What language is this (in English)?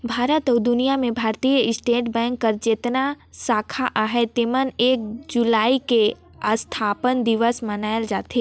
Chhattisgarhi